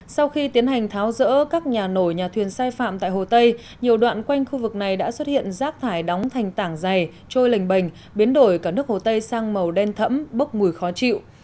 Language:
Vietnamese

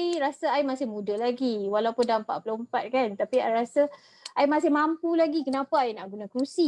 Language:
Malay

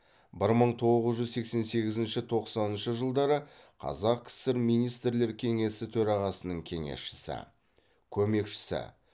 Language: Kazakh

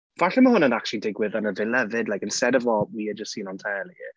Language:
Welsh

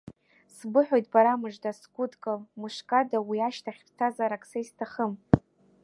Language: Abkhazian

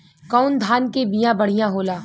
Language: Bhojpuri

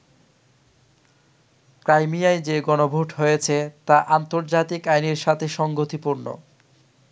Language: Bangla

